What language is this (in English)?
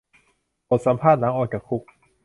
Thai